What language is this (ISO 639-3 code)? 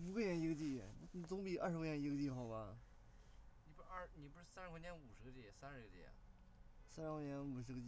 zho